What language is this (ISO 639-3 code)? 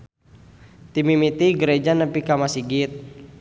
sun